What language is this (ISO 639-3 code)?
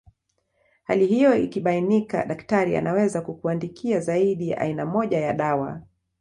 swa